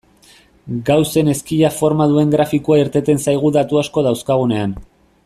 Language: Basque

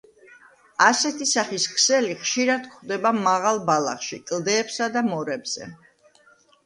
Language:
Georgian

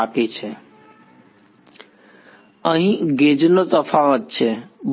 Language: Gujarati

